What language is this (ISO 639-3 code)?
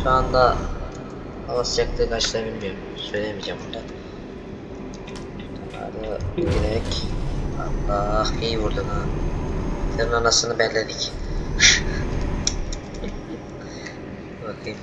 tur